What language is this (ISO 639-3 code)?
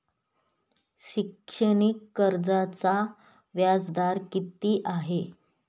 mar